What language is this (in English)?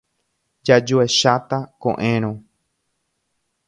Guarani